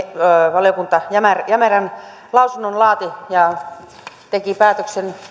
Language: Finnish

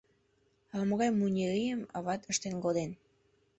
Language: Mari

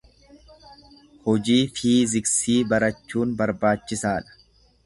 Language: Oromo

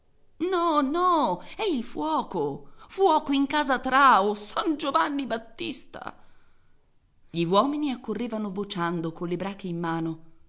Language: Italian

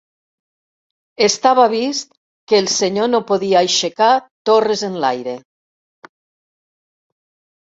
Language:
Catalan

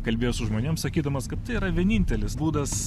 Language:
Lithuanian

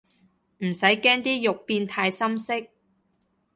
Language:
Cantonese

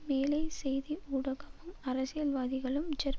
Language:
Tamil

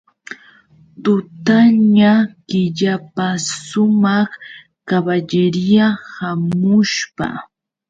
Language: Yauyos Quechua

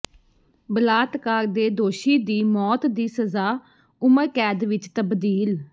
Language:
Punjabi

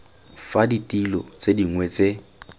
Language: Tswana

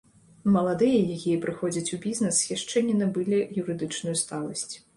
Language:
Belarusian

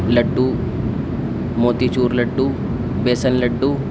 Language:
Urdu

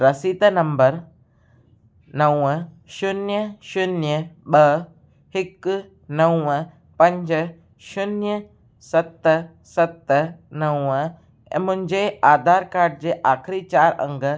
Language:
Sindhi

